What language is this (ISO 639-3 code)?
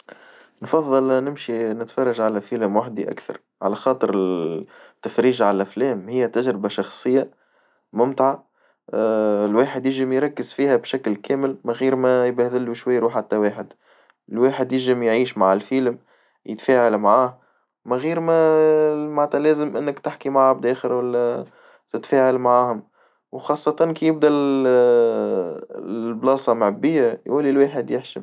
aeb